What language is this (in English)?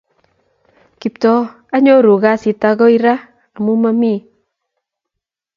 Kalenjin